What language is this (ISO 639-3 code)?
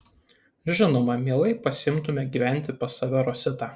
lit